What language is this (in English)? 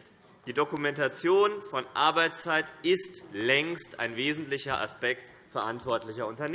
German